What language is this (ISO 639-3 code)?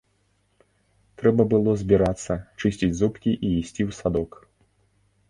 bel